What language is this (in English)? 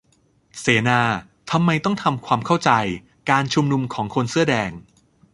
Thai